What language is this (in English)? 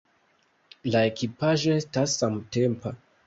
Esperanto